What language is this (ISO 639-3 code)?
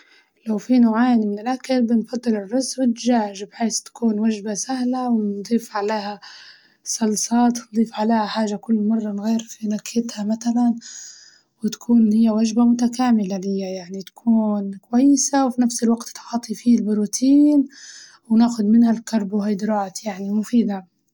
ayl